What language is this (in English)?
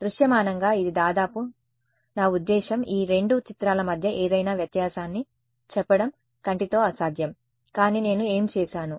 Telugu